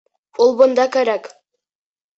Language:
Bashkir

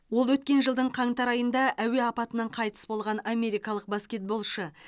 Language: Kazakh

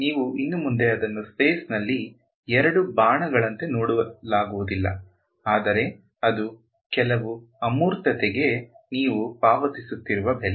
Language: Kannada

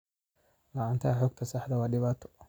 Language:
Somali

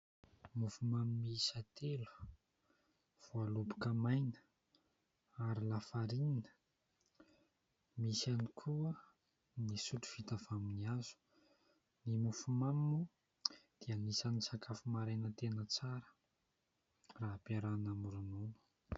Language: Malagasy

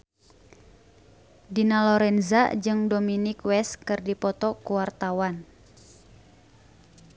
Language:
Sundanese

